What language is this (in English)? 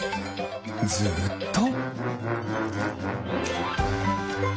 Japanese